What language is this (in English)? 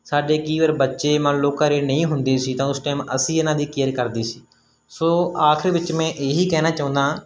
Punjabi